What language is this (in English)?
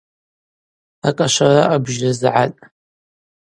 Abaza